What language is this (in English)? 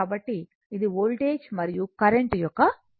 Telugu